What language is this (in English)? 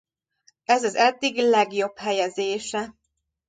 Hungarian